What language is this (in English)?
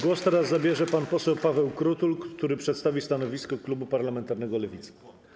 Polish